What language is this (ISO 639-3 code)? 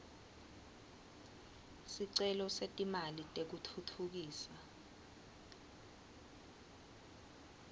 ssw